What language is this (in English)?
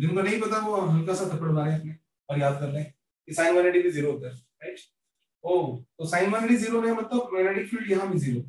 Hindi